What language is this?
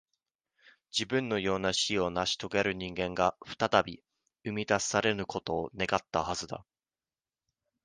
Japanese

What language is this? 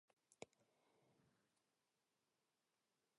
Chinese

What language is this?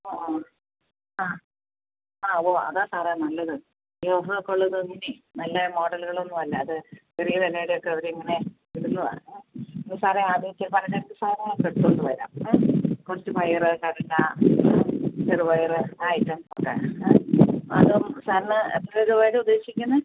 Malayalam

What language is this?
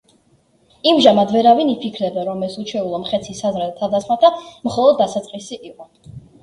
Georgian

